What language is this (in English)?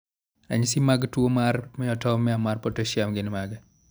Luo (Kenya and Tanzania)